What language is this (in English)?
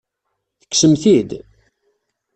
Kabyle